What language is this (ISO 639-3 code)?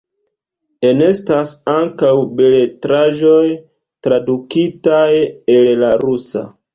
epo